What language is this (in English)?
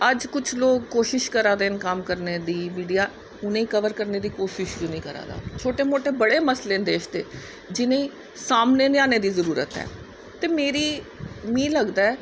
Dogri